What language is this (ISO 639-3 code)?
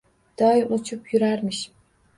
uzb